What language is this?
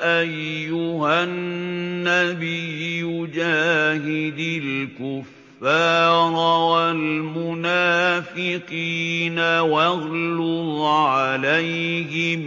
Arabic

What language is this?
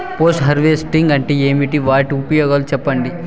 Telugu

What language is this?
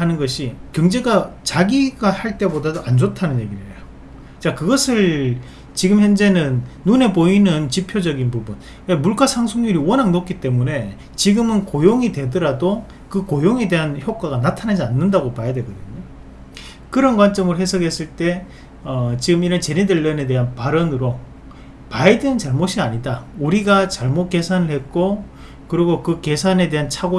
Korean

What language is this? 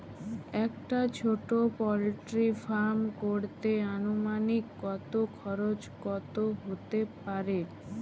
Bangla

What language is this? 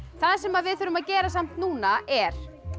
Icelandic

